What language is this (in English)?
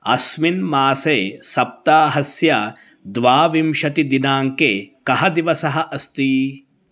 Sanskrit